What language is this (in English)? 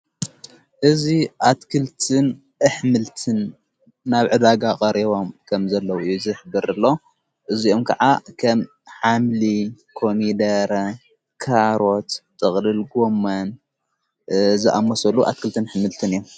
Tigrinya